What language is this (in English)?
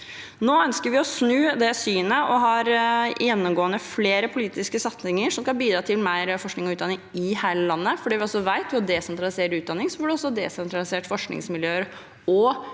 Norwegian